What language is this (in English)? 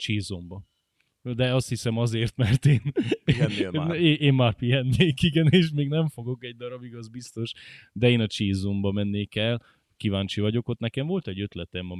Hungarian